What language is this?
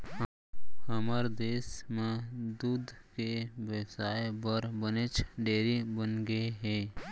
Chhattisgarhi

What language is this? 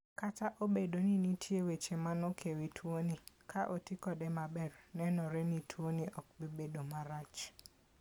Luo (Kenya and Tanzania)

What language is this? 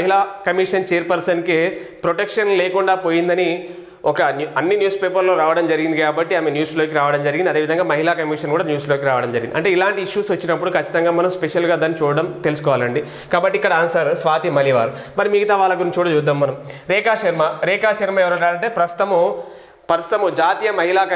Telugu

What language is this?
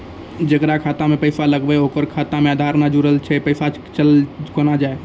Maithili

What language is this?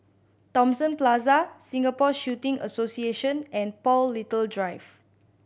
English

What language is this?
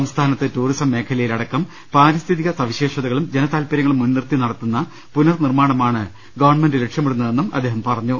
Malayalam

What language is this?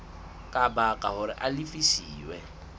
Southern Sotho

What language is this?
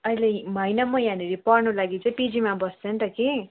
Nepali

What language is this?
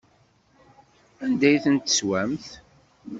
Kabyle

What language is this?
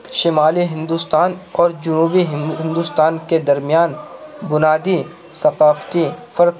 Urdu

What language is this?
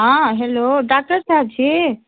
Maithili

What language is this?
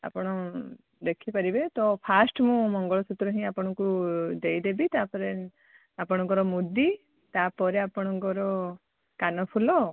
Odia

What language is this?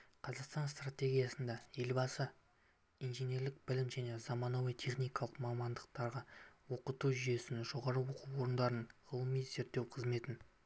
Kazakh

